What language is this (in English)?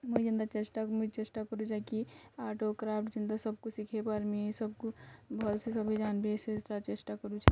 Odia